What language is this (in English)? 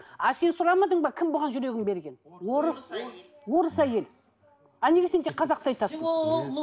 Kazakh